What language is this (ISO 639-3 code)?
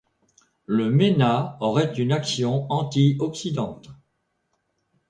fra